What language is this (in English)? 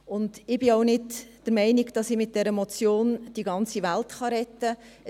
Swiss German